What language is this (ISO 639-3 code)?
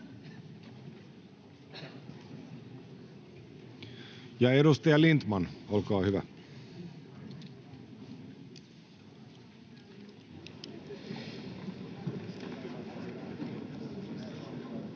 fin